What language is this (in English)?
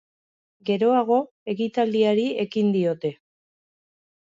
Basque